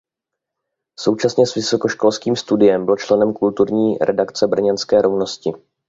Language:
Czech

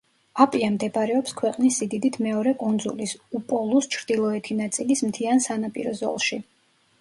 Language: Georgian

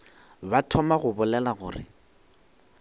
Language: Northern Sotho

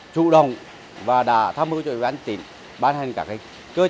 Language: Vietnamese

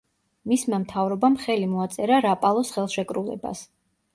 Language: Georgian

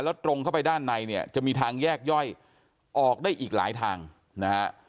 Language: Thai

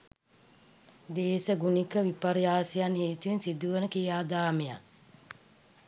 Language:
Sinhala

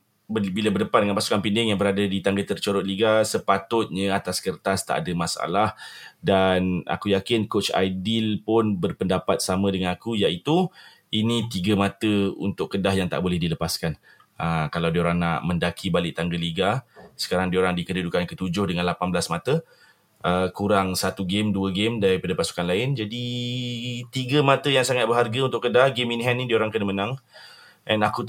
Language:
Malay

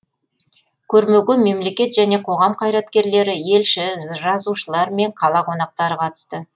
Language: Kazakh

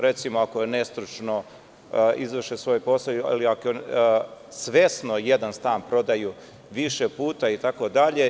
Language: Serbian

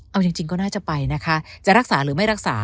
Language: Thai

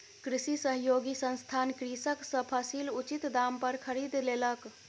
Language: Maithili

